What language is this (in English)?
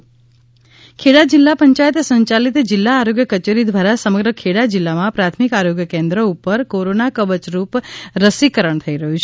Gujarati